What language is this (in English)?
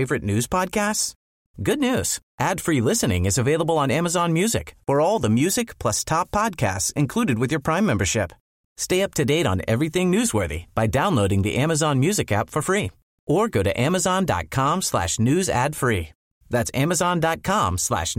Swedish